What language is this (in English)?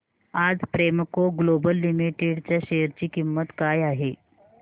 Marathi